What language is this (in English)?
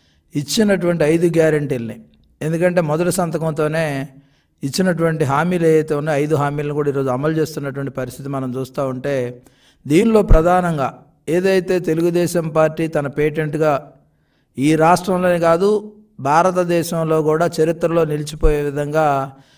Telugu